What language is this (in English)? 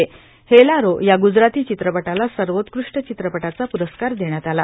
Marathi